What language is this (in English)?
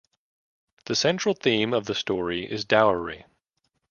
English